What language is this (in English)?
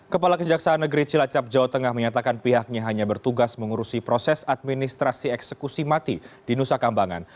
Indonesian